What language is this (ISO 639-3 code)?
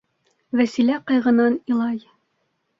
bak